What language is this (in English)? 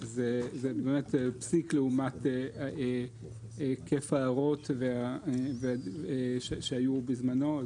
Hebrew